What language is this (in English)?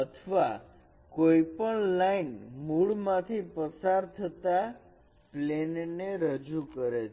Gujarati